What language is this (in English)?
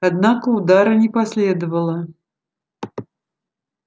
Russian